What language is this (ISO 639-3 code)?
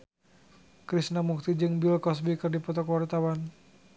sun